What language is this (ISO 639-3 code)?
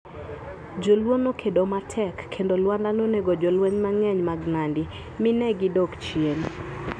luo